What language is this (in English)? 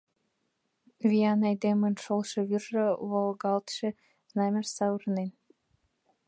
Mari